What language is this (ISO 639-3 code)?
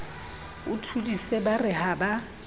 sot